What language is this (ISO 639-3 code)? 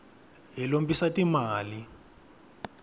tso